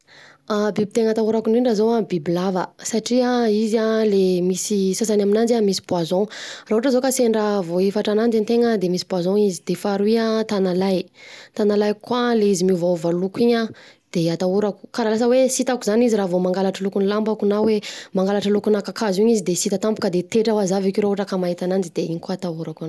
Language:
Southern Betsimisaraka Malagasy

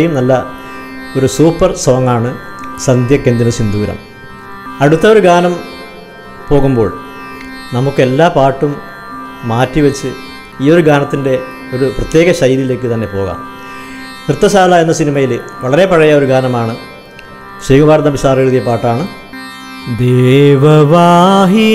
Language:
Malayalam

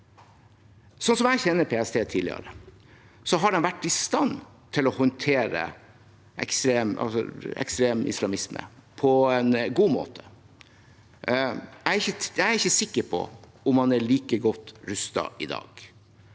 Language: Norwegian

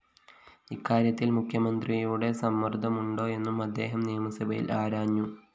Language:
Malayalam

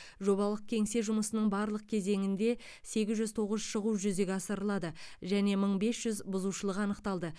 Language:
Kazakh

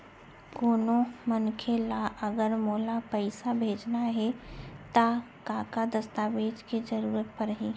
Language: Chhattisgarhi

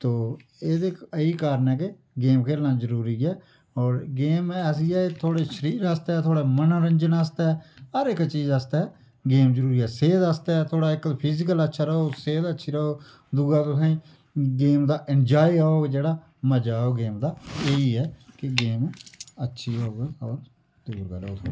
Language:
Dogri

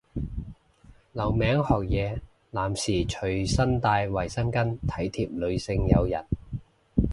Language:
Cantonese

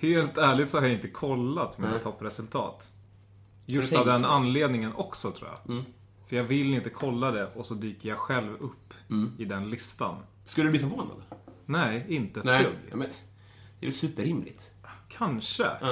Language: Swedish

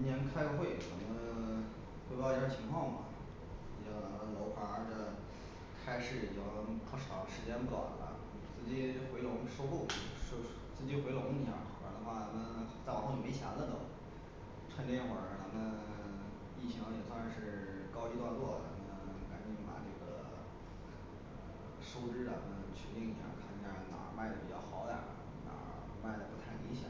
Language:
Chinese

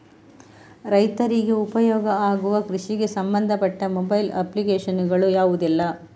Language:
Kannada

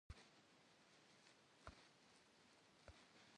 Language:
Kabardian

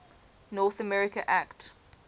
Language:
English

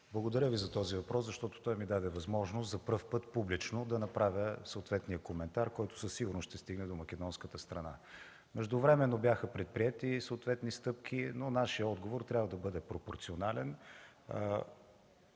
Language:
Bulgarian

